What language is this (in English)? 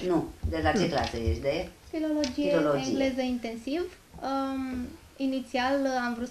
Romanian